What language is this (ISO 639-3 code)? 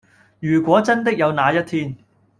yue